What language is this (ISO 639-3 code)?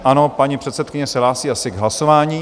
ces